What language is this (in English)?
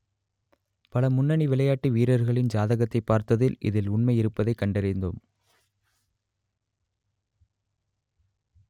Tamil